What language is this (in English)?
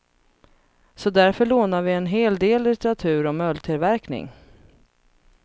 Swedish